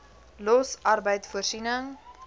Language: Afrikaans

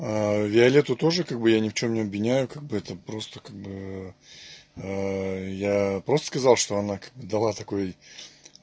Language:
Russian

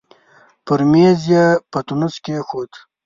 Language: Pashto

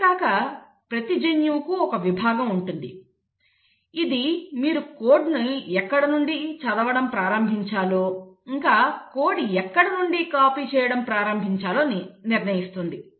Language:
Telugu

